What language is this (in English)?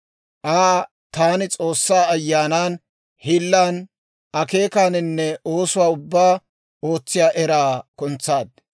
Dawro